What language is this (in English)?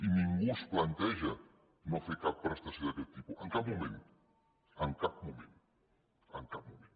Catalan